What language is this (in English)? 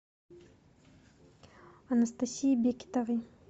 Russian